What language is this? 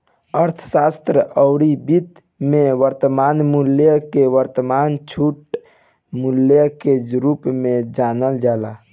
Bhojpuri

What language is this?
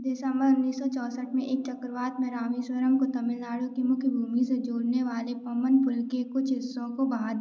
Hindi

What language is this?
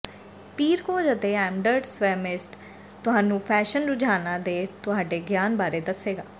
Punjabi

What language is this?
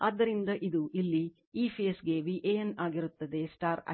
Kannada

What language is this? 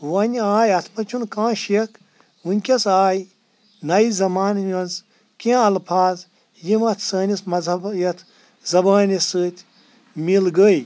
Kashmiri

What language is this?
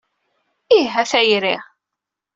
Kabyle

